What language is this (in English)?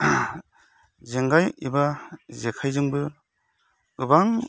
Bodo